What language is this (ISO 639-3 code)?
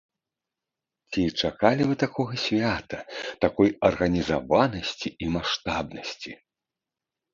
bel